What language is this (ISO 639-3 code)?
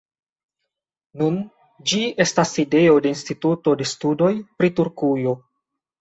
epo